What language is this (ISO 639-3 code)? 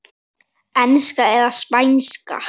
isl